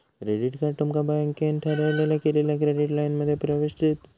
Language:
Marathi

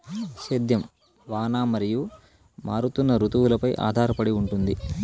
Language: Telugu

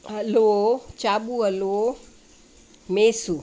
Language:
Sindhi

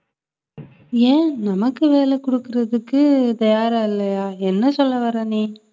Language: Tamil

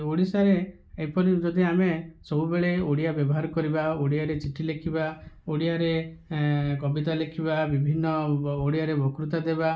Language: Odia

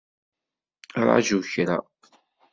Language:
Kabyle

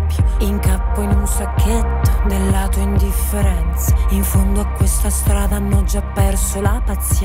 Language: Italian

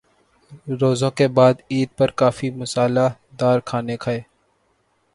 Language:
Urdu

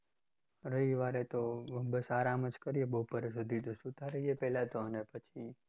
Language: Gujarati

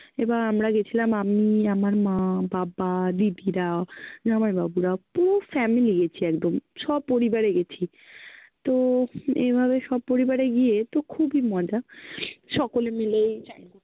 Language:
Bangla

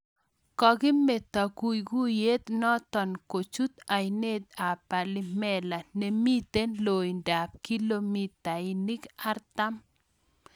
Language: Kalenjin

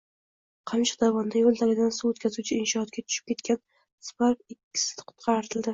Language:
Uzbek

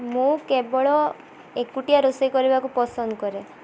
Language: Odia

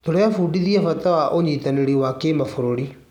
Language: Kikuyu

